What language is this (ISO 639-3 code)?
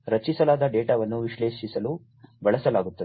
kan